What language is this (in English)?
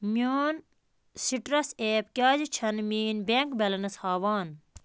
Kashmiri